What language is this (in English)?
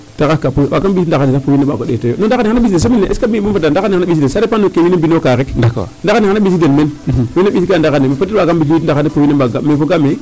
Serer